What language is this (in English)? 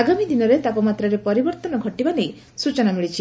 Odia